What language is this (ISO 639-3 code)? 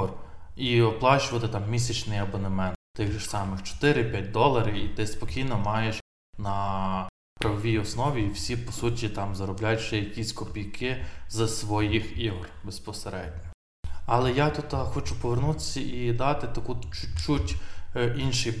ukr